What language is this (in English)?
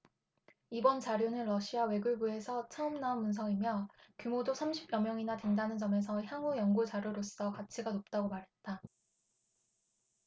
Korean